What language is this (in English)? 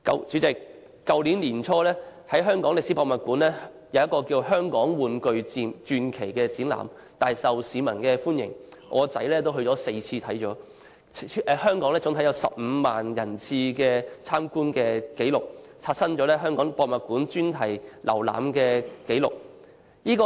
Cantonese